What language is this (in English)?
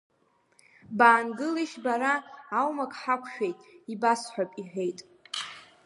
Abkhazian